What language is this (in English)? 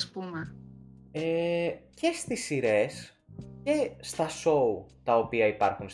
Greek